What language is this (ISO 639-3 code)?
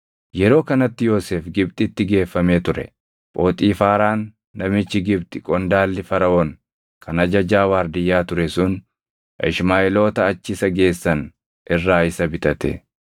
orm